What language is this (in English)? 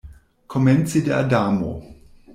Esperanto